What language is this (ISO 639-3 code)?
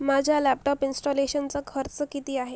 mar